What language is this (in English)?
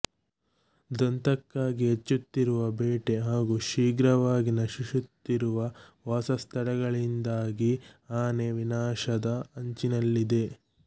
Kannada